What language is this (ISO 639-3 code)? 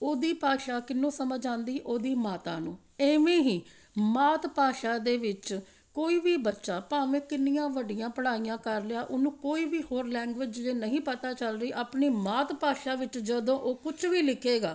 pan